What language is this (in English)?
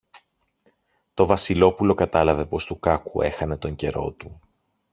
Greek